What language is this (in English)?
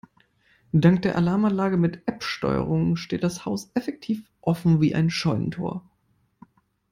German